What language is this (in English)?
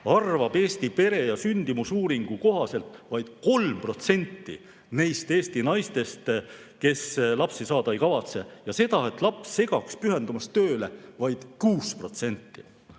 Estonian